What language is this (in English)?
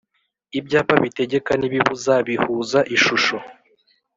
Kinyarwanda